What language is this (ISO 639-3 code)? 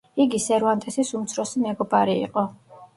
kat